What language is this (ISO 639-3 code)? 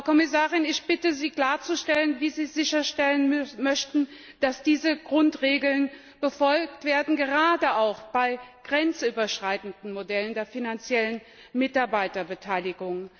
deu